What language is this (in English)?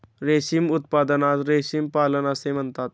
Marathi